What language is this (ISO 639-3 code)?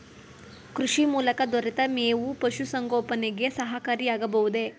kan